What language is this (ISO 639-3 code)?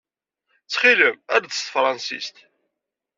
kab